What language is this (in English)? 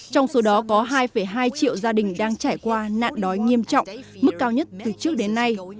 Vietnamese